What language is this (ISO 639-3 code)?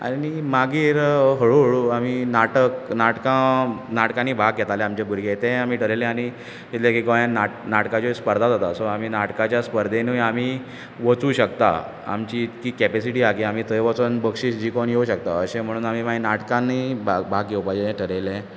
kok